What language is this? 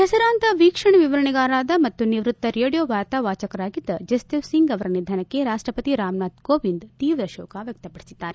Kannada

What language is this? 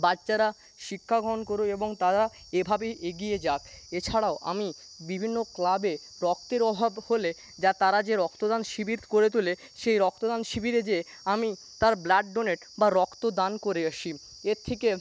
Bangla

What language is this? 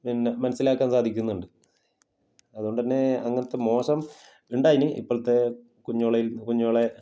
Malayalam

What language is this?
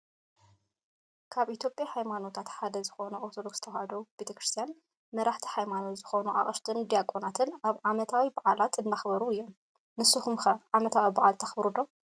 Tigrinya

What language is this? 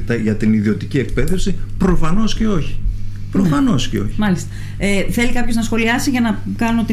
Greek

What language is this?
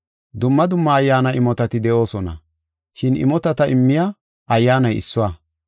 Gofa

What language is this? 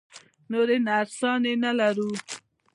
Pashto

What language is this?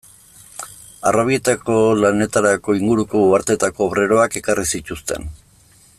Basque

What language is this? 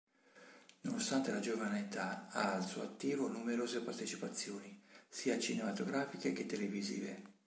Italian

